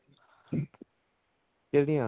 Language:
Punjabi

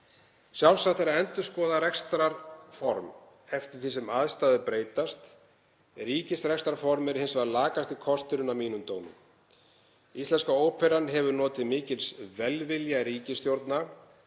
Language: Icelandic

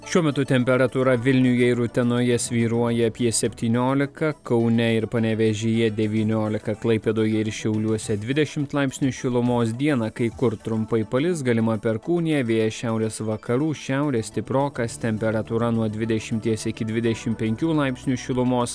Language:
Lithuanian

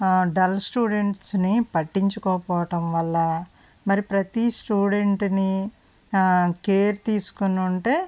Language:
Telugu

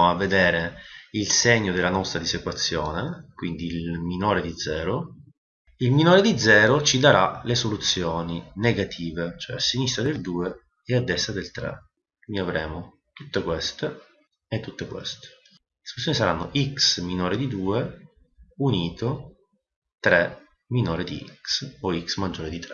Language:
Italian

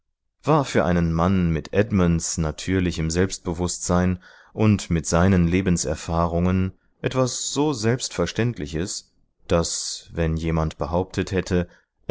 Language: German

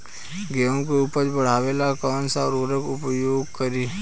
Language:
Bhojpuri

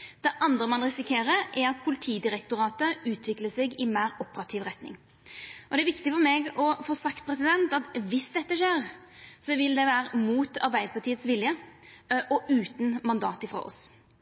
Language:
Norwegian Nynorsk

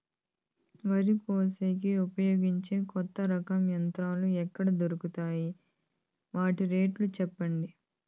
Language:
Telugu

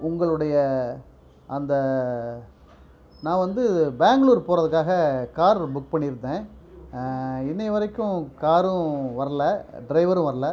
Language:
Tamil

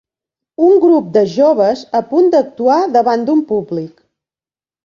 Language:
Catalan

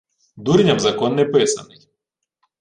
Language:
Ukrainian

